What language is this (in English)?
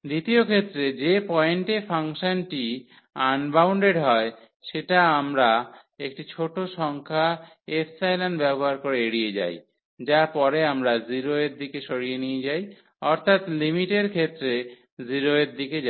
Bangla